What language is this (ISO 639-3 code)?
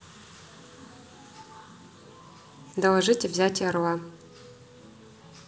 rus